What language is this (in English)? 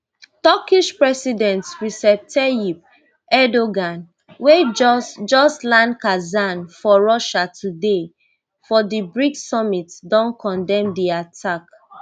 Nigerian Pidgin